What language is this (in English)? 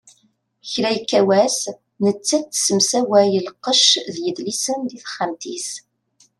Kabyle